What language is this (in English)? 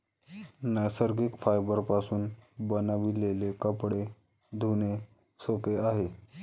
Marathi